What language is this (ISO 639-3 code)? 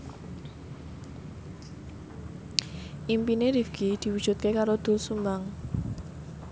jav